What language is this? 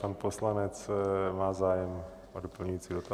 Czech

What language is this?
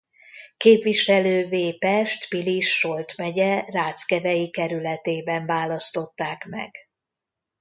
Hungarian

